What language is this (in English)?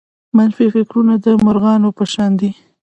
Pashto